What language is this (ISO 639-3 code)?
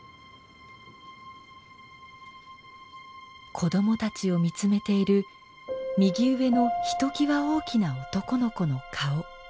jpn